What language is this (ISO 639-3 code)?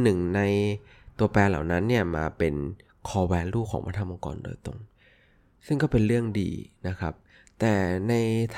tha